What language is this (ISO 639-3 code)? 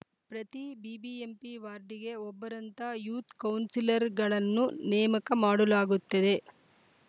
kan